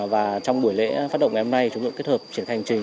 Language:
Vietnamese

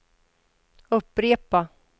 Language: Swedish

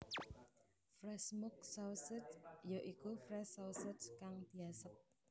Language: Javanese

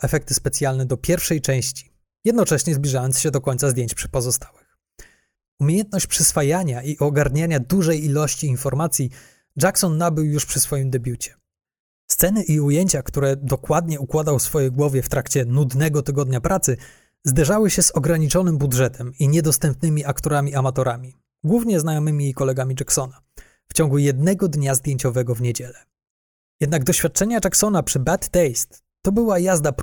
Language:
Polish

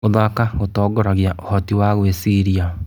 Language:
Kikuyu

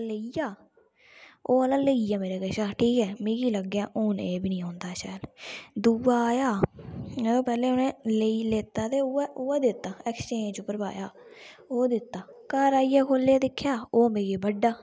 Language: Dogri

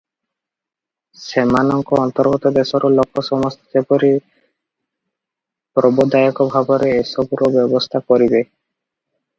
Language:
Odia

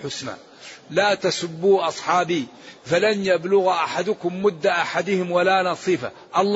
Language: Arabic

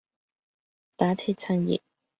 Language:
Cantonese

